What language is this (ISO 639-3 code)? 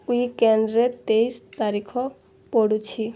ori